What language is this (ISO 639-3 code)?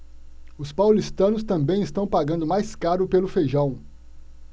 por